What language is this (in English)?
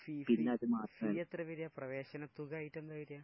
Malayalam